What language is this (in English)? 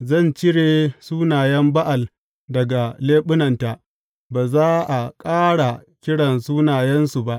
Hausa